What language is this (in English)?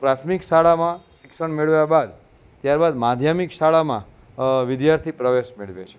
Gujarati